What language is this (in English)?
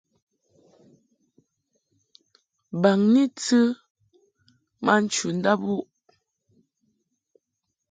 Mungaka